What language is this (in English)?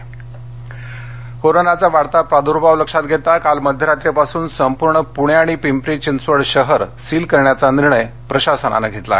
Marathi